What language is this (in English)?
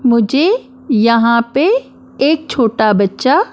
Hindi